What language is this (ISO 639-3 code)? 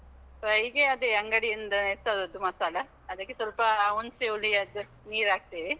kan